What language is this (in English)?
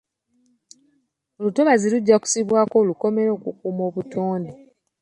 Ganda